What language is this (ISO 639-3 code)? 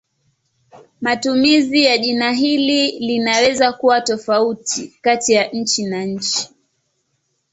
swa